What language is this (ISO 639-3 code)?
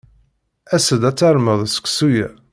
kab